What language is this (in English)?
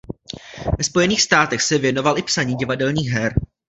Czech